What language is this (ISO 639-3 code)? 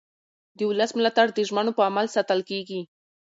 pus